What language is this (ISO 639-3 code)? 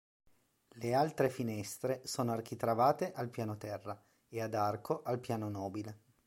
ita